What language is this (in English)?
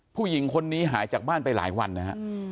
Thai